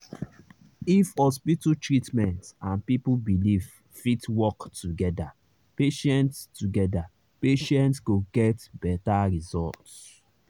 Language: Nigerian Pidgin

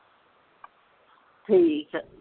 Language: Punjabi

